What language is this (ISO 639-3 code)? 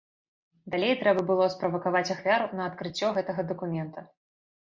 bel